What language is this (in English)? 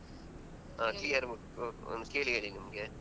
Kannada